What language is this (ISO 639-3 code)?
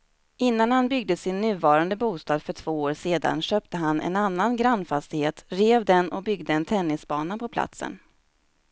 swe